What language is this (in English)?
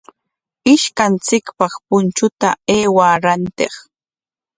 Corongo Ancash Quechua